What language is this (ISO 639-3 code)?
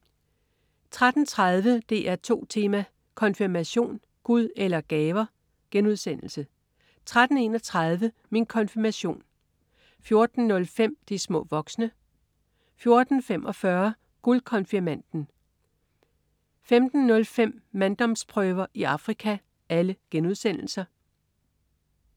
dan